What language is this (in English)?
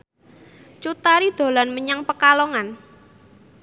Javanese